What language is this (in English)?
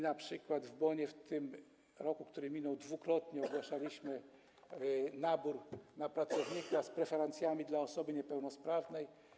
Polish